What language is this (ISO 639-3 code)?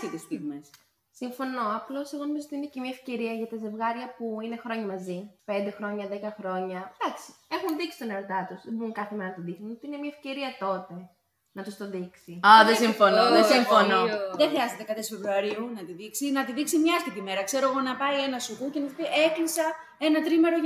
ell